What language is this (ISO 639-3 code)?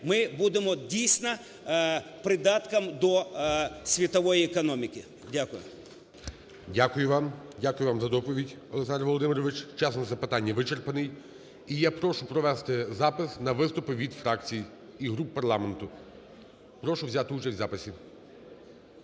ukr